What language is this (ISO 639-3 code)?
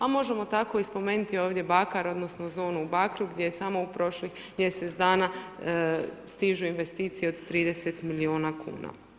hrv